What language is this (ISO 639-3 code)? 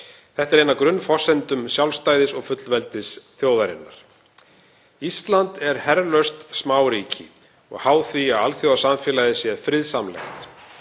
isl